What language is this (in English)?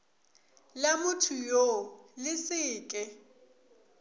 Northern Sotho